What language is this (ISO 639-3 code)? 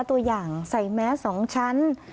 tha